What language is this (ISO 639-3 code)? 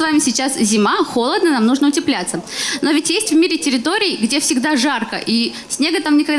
rus